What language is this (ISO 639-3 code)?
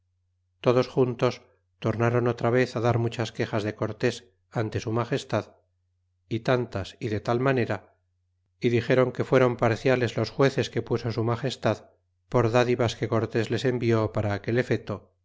spa